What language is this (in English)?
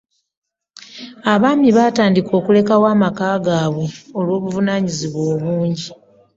Ganda